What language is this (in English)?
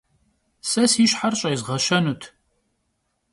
Kabardian